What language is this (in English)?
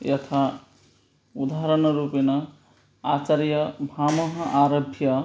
Sanskrit